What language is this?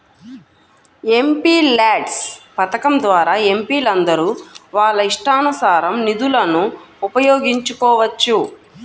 Telugu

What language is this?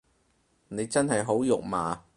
Cantonese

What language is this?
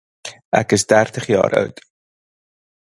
Afrikaans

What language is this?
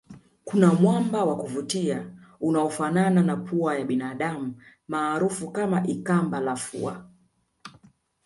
Swahili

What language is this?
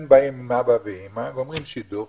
Hebrew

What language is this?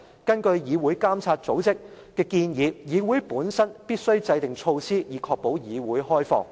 Cantonese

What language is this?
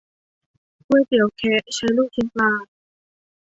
Thai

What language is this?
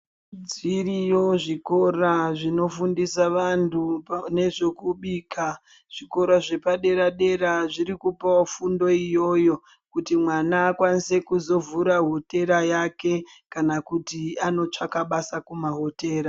Ndau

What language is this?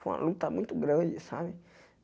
Portuguese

